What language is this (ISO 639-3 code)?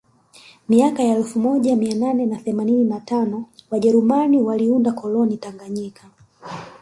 swa